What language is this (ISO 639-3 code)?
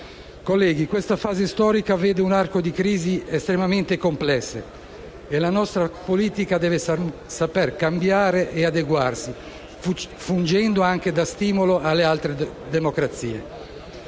ita